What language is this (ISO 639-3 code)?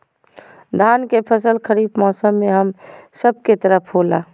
mag